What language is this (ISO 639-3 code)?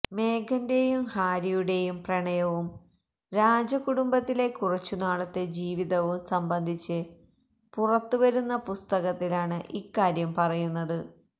mal